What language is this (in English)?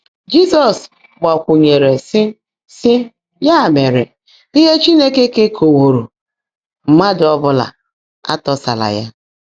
Igbo